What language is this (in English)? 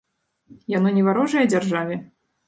Belarusian